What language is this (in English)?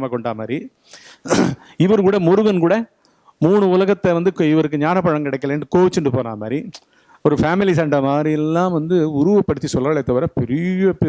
Tamil